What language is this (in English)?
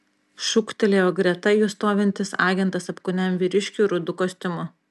Lithuanian